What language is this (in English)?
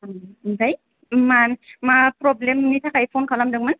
Bodo